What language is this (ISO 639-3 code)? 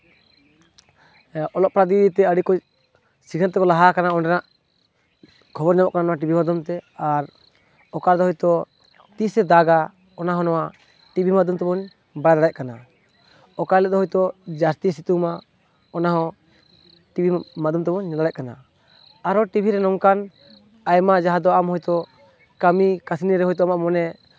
sat